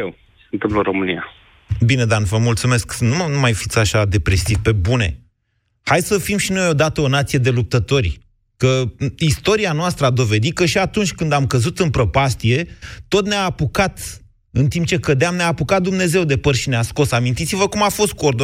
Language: Romanian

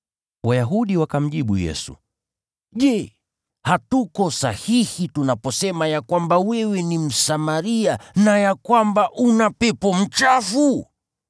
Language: Swahili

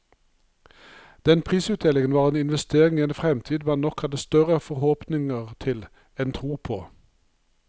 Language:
Norwegian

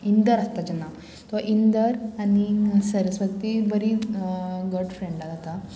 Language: Konkani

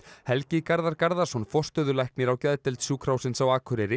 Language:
Icelandic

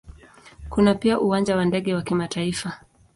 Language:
Swahili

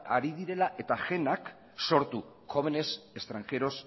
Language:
Basque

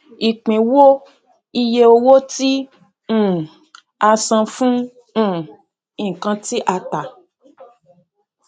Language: Yoruba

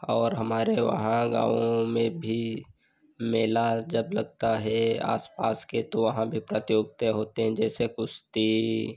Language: Hindi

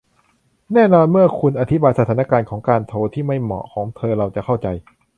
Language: Thai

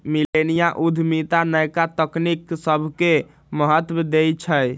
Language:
Magahi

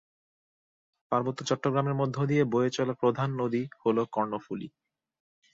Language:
Bangla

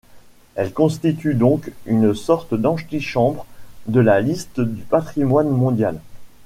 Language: French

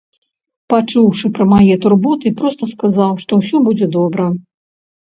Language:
Belarusian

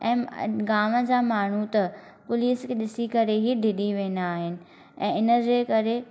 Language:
Sindhi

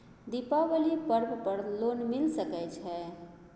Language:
Maithili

